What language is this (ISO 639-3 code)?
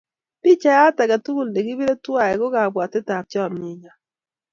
kln